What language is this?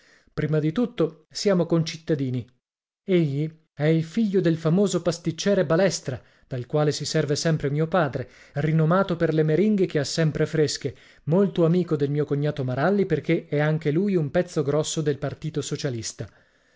Italian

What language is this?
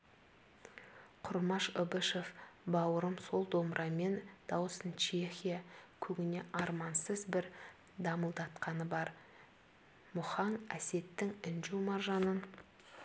Kazakh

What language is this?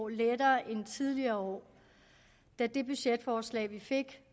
Danish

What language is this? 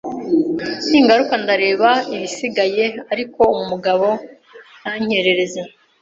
Kinyarwanda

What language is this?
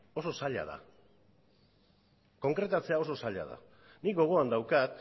Basque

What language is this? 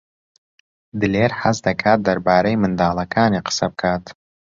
Central Kurdish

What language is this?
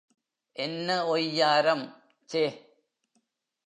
Tamil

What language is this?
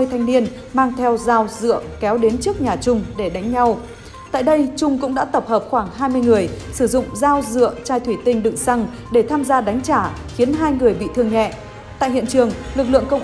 Vietnamese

